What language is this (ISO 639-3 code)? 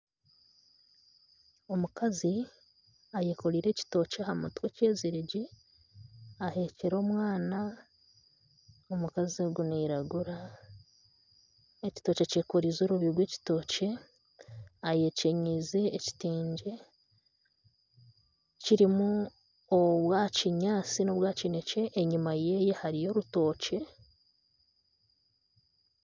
nyn